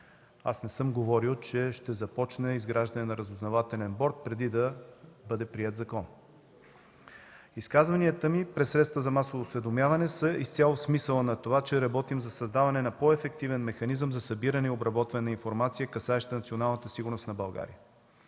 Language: Bulgarian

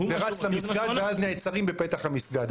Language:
Hebrew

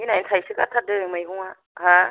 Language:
Bodo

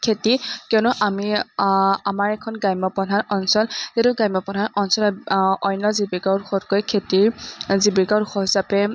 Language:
Assamese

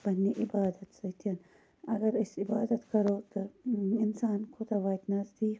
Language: Kashmiri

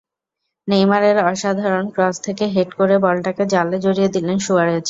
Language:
Bangla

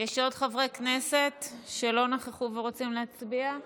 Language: Hebrew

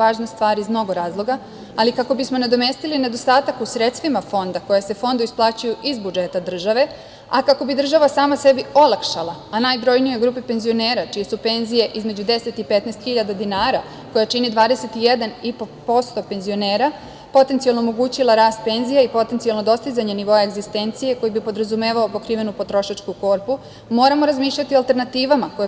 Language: Serbian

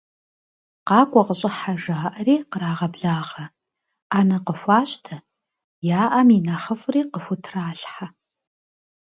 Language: Kabardian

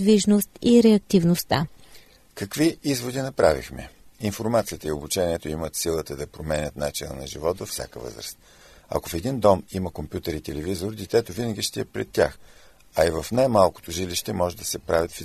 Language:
Bulgarian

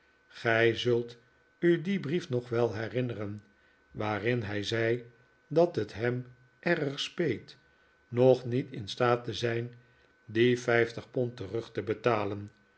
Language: Dutch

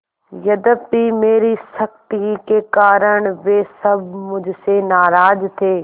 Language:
Hindi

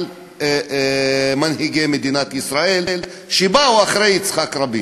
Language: Hebrew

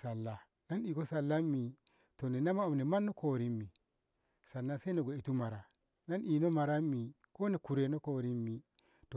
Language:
Ngamo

